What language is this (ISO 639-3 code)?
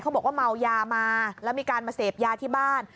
tha